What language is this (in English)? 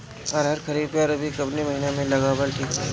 Bhojpuri